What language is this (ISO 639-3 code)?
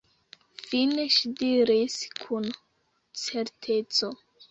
epo